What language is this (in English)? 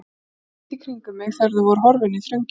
Icelandic